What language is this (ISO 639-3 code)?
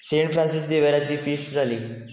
kok